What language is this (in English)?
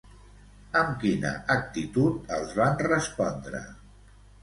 Catalan